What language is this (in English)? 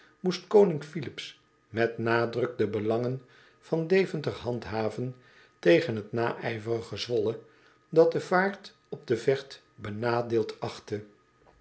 Dutch